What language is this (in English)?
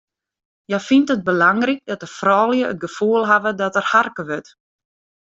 Western Frisian